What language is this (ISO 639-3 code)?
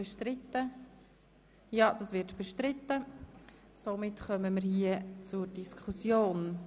gsw